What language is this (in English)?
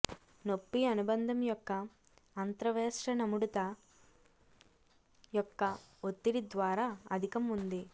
Telugu